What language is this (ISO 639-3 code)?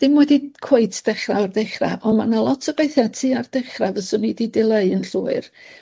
cym